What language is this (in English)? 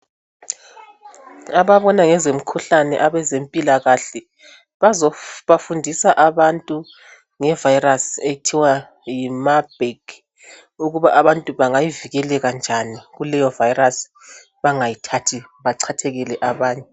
North Ndebele